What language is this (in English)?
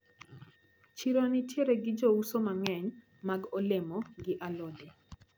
Luo (Kenya and Tanzania)